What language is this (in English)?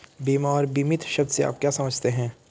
Hindi